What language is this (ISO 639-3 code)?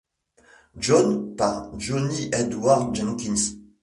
fra